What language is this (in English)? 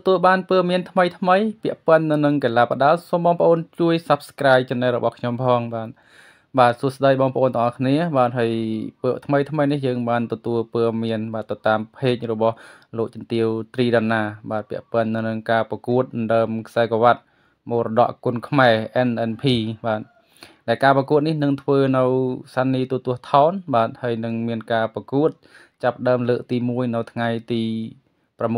Thai